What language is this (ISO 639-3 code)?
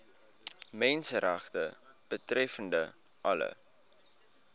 afr